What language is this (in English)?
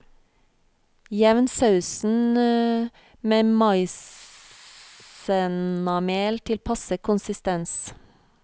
Norwegian